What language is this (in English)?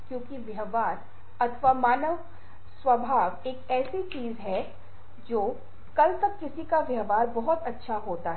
Hindi